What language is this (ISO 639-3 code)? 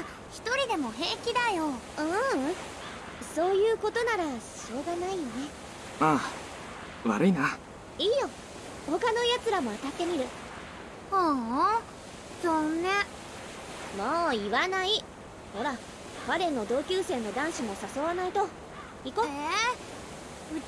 jpn